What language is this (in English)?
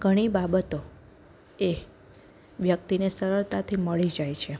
Gujarati